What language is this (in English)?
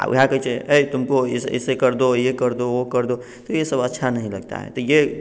Maithili